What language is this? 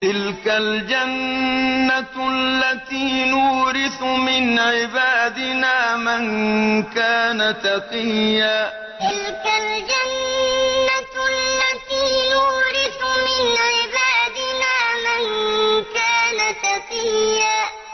Arabic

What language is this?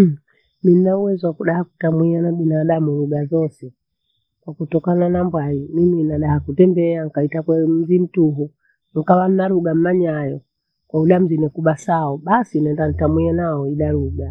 Bondei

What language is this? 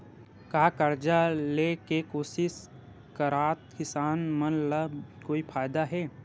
Chhattisgarhi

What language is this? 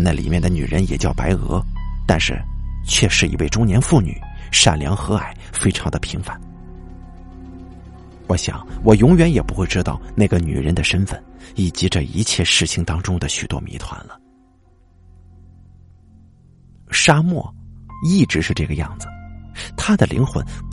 Chinese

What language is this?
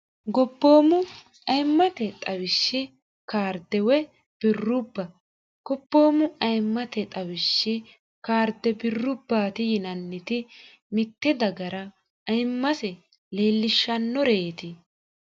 Sidamo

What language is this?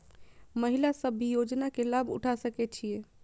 Maithili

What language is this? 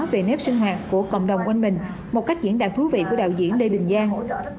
Vietnamese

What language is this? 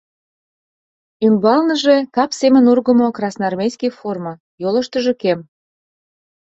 Mari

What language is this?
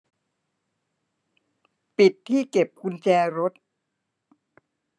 Thai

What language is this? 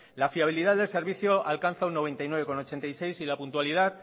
Spanish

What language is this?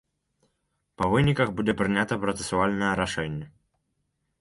Belarusian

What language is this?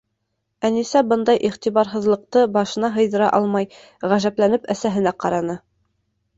Bashkir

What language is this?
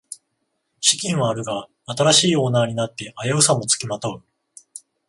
Japanese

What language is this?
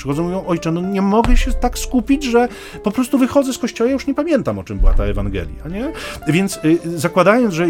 Polish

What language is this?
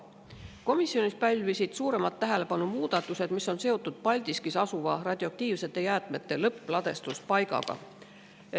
Estonian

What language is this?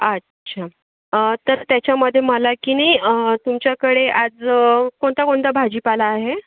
Marathi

